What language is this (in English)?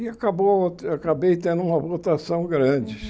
Portuguese